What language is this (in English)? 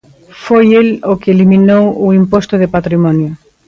Galician